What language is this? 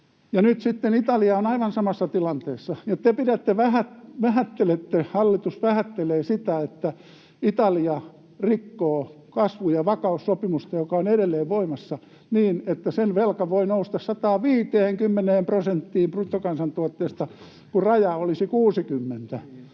Finnish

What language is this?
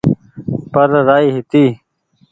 Goaria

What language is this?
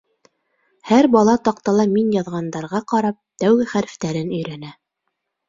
Bashkir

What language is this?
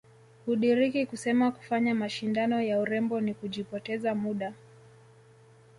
Swahili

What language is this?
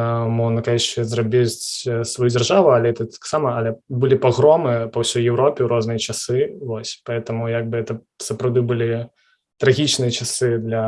Russian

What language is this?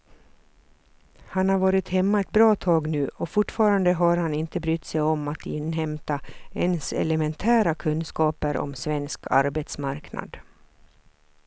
Swedish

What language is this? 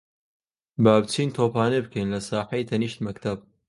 Central Kurdish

